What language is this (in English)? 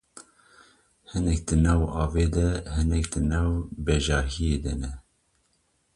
Kurdish